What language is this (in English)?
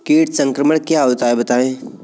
Hindi